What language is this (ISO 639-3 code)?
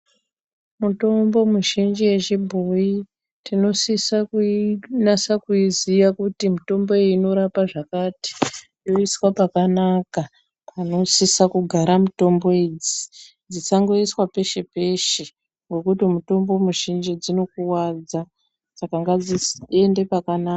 ndc